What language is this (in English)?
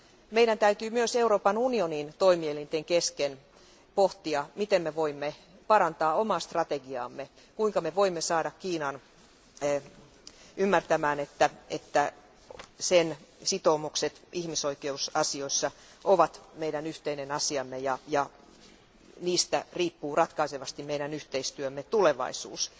Finnish